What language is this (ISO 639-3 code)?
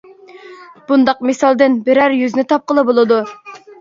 uig